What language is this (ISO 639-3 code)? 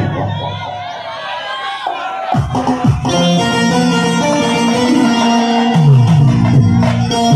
ara